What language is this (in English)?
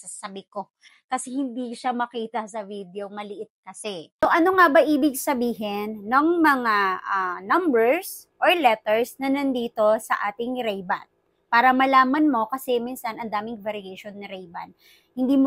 Filipino